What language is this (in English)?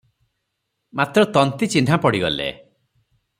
Odia